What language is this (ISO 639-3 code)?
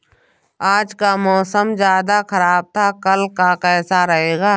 hin